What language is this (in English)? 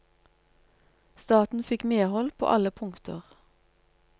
Norwegian